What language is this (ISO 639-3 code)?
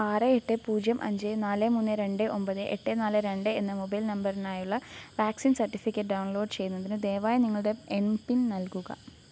mal